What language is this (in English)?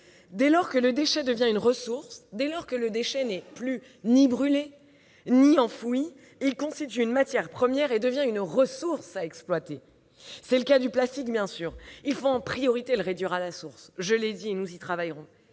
French